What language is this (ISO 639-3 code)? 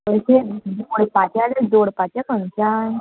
kok